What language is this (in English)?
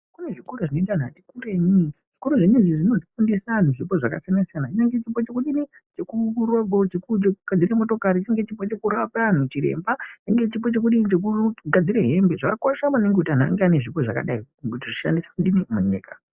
Ndau